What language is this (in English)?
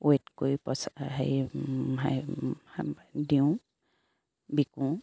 Assamese